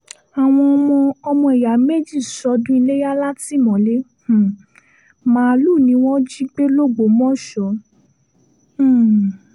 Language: Yoruba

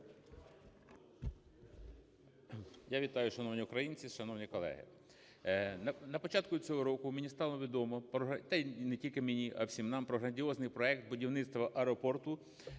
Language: Ukrainian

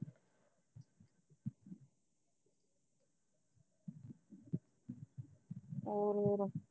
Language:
Punjabi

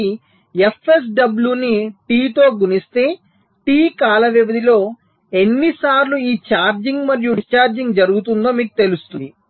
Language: Telugu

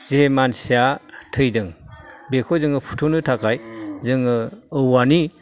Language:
Bodo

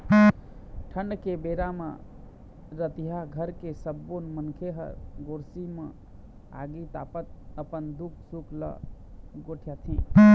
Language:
Chhattisgarhi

